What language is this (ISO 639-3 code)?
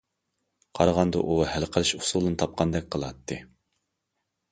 uig